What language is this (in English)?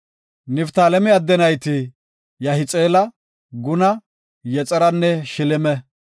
Gofa